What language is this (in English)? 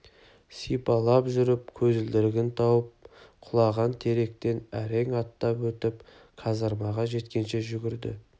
Kazakh